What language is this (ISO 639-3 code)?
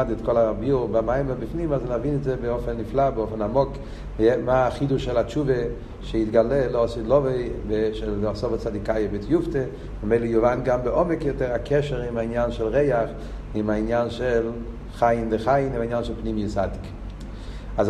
heb